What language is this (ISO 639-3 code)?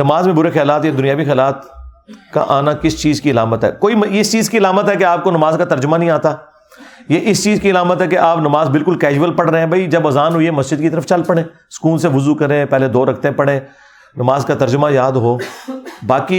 urd